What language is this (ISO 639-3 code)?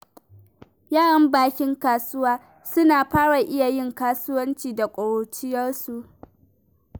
hau